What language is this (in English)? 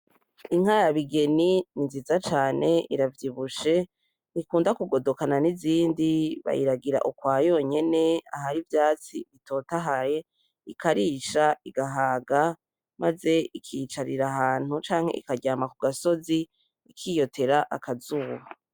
Rundi